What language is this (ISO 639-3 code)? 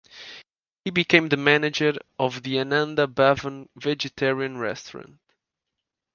eng